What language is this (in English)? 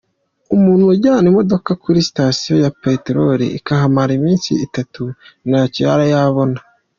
Kinyarwanda